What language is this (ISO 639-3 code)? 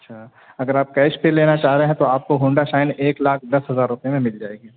urd